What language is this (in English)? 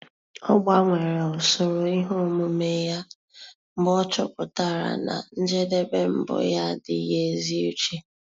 Igbo